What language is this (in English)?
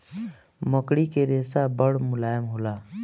Bhojpuri